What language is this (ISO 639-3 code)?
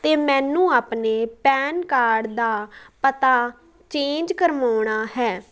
pan